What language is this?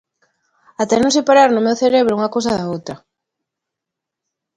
Galician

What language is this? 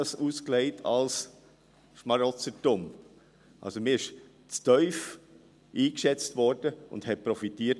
Swiss German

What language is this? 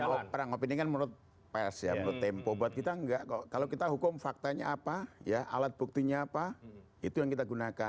Indonesian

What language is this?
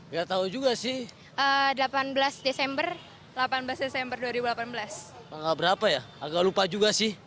Indonesian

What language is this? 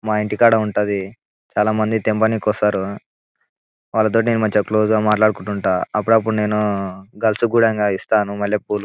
Telugu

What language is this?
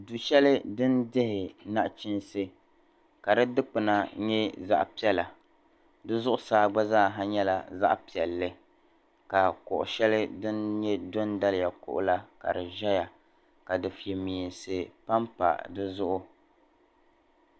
Dagbani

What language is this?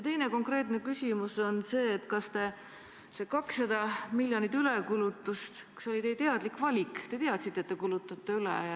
Estonian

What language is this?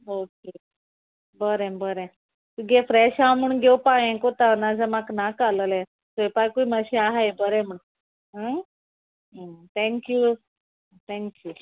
Konkani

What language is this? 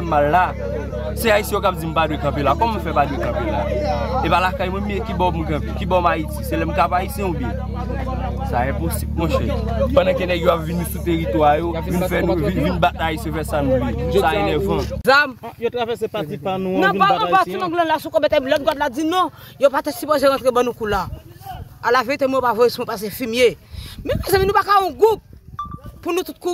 French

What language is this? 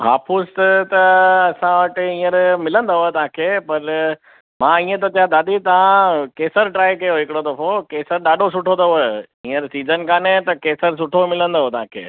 Sindhi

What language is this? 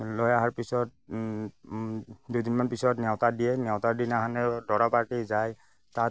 Assamese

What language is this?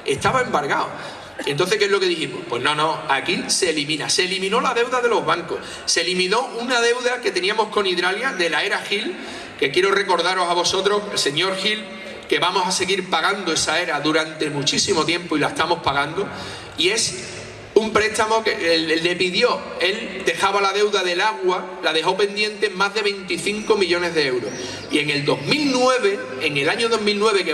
Spanish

